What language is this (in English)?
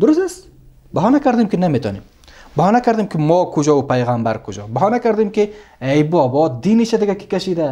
Persian